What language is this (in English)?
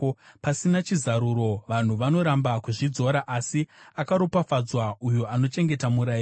Shona